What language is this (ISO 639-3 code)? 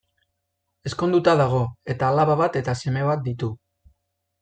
eus